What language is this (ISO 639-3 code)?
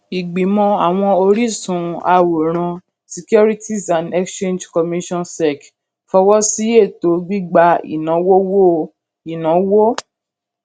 yor